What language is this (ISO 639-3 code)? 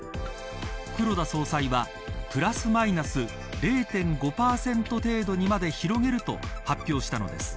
jpn